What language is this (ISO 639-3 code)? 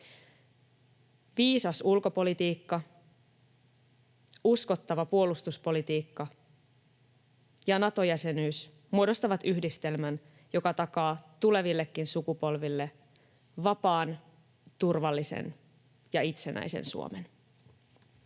fin